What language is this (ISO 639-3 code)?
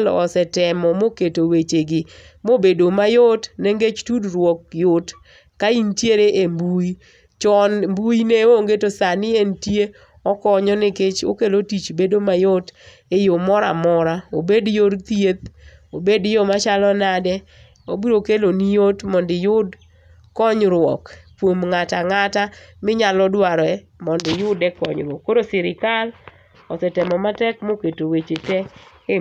luo